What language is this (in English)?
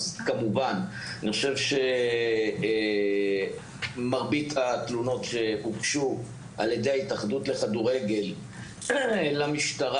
Hebrew